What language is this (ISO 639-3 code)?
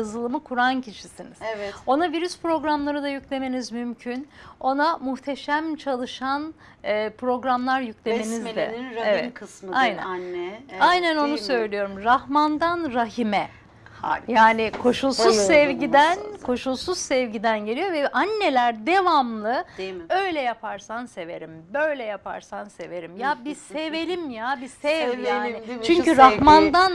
tur